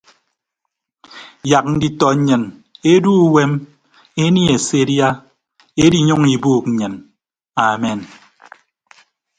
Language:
Ibibio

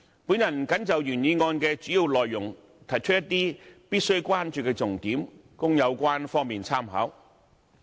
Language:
Cantonese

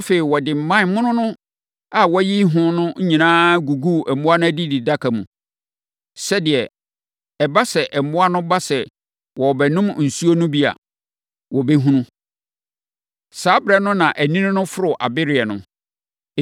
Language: Akan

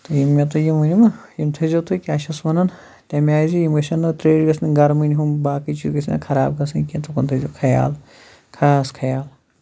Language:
Kashmiri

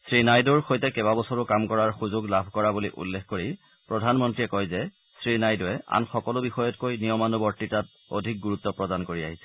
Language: Assamese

